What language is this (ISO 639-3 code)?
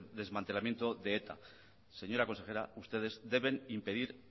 spa